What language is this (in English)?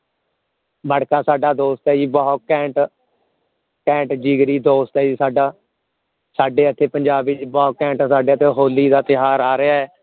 Punjabi